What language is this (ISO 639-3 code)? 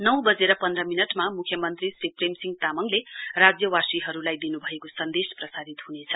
nep